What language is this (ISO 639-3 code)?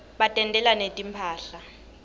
ssw